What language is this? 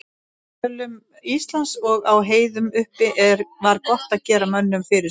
Icelandic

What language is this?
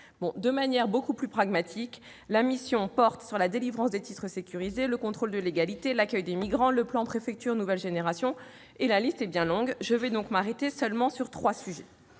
French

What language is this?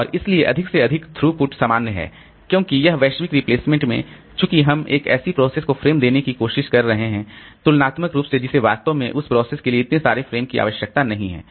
Hindi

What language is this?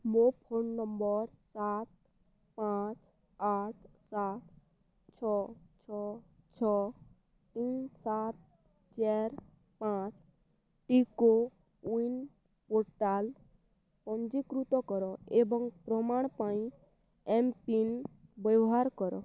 Odia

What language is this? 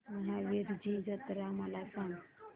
Marathi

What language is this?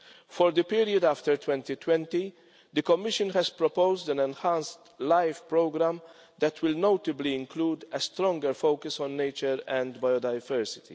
English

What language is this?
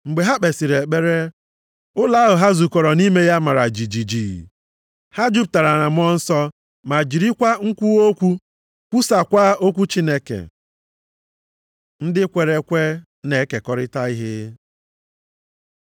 Igbo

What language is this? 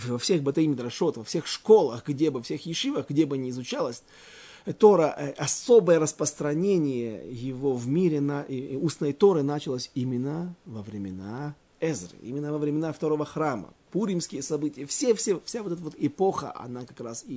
Russian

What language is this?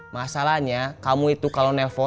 Indonesian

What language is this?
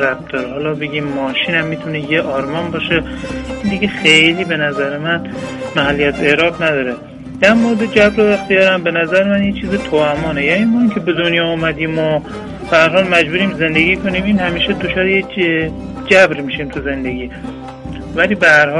Persian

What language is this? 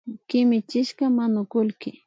Imbabura Highland Quichua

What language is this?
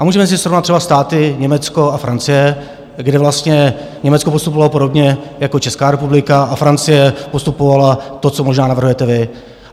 Czech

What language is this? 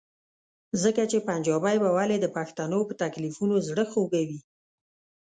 Pashto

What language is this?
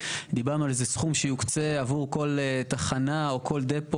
Hebrew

